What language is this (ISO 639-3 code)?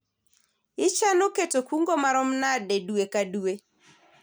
luo